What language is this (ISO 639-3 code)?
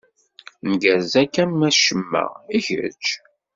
kab